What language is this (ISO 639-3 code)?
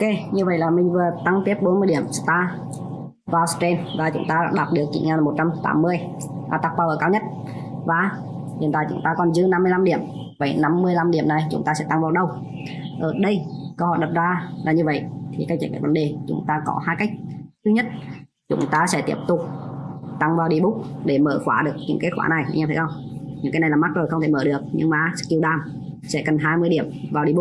vie